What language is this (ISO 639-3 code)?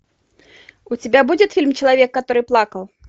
rus